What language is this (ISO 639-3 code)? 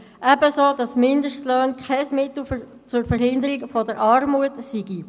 gsw